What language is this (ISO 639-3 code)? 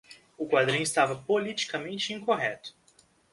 por